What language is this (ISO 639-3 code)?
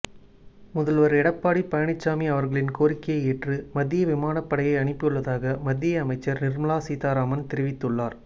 tam